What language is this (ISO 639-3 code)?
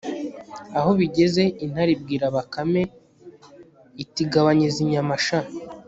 kin